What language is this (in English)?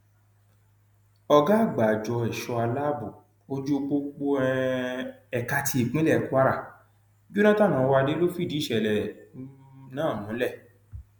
Yoruba